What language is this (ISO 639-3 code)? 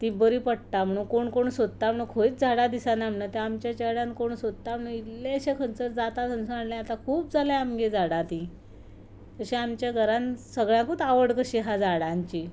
kok